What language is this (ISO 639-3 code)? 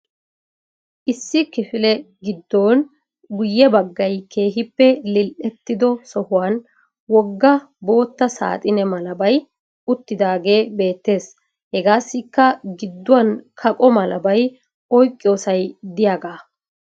wal